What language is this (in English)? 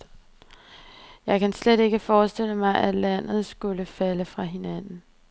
Danish